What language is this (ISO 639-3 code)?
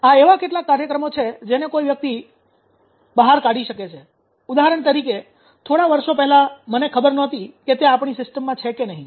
guj